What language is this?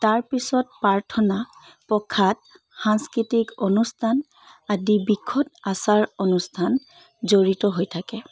Assamese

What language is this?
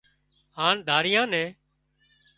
Wadiyara Koli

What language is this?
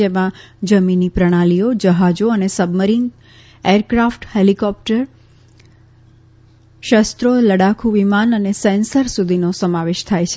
Gujarati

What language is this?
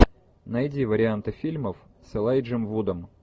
Russian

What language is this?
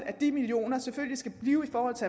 Danish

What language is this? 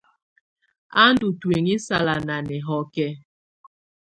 Tunen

